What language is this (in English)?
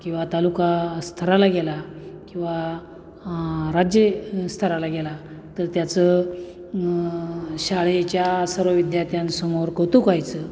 Marathi